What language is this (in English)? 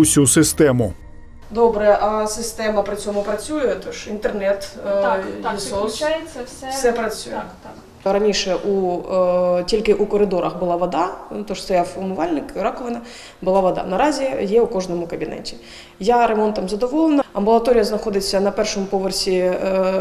Ukrainian